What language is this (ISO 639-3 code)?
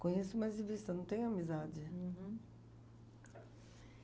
por